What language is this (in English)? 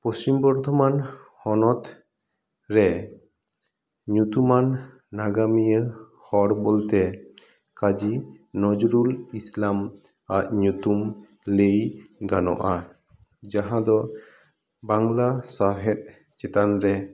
Santali